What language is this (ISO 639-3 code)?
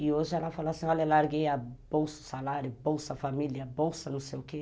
por